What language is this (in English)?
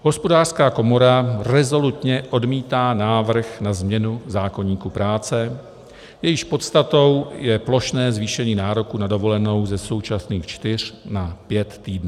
Czech